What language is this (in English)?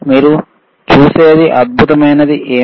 Telugu